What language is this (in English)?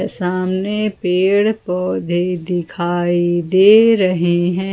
Hindi